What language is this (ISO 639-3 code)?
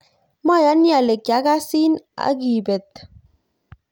kln